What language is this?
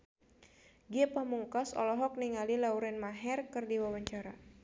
Sundanese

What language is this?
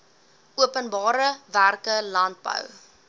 Afrikaans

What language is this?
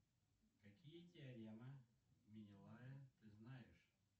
Russian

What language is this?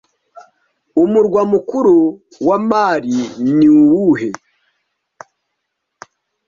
Kinyarwanda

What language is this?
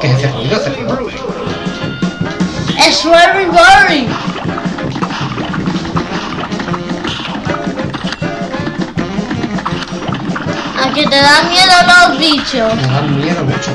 Spanish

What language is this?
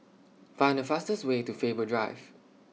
English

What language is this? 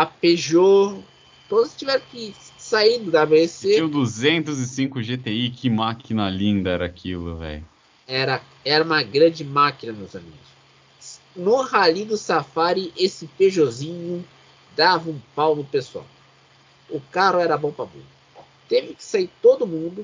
Portuguese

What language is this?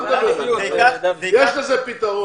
Hebrew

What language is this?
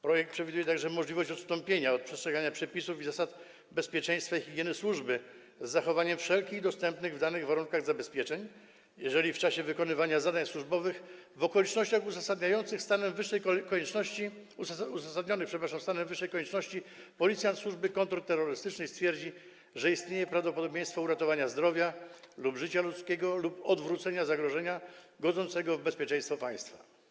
Polish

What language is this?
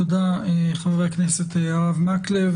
Hebrew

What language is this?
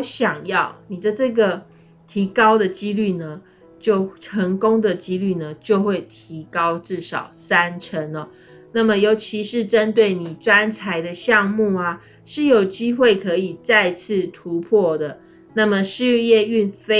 Chinese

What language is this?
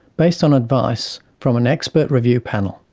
English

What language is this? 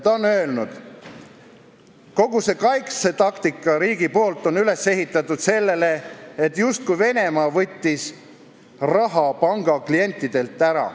Estonian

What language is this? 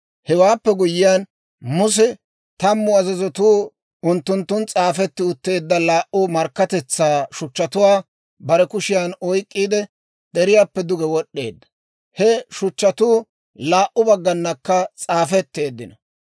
Dawro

